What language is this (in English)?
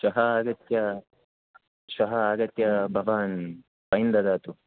Sanskrit